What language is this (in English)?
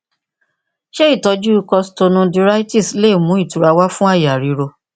Yoruba